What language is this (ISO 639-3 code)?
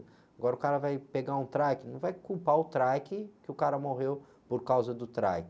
por